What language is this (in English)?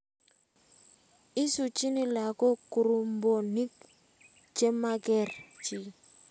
Kalenjin